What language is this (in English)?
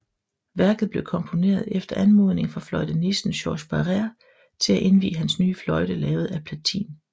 Danish